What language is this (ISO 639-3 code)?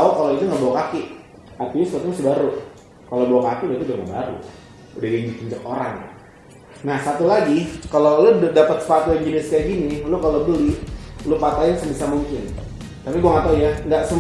ind